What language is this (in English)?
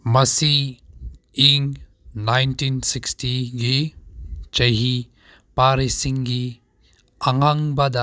Manipuri